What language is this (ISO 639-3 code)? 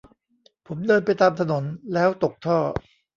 tha